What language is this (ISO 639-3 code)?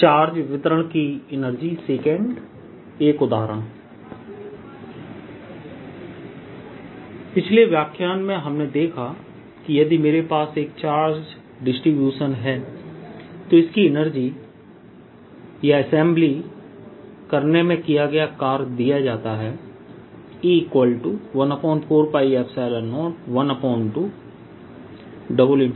hin